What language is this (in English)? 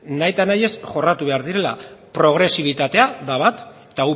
Basque